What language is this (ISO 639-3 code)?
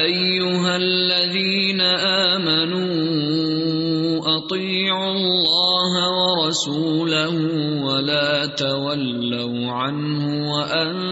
urd